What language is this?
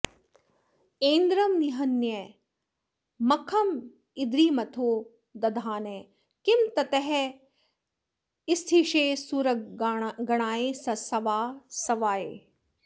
Sanskrit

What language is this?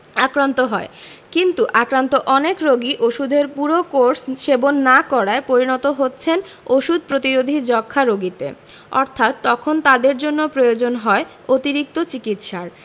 Bangla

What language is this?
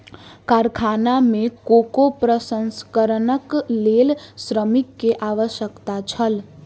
Maithili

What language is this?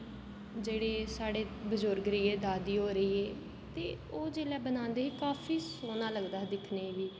Dogri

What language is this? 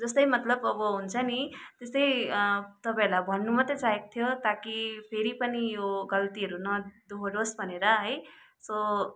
Nepali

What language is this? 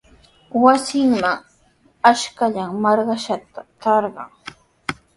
Sihuas Ancash Quechua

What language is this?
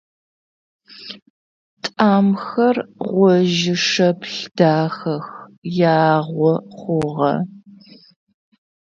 Adyghe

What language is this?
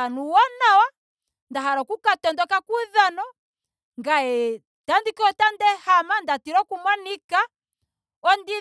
Ndonga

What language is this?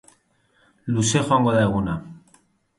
Basque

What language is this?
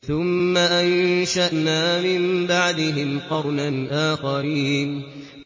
Arabic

